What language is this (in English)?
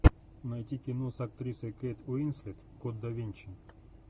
Russian